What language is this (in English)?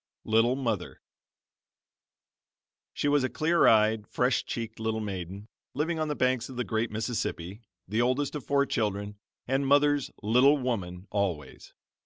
English